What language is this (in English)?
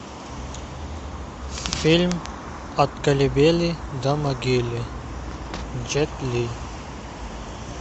Russian